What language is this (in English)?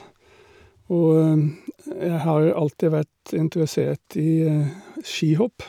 Norwegian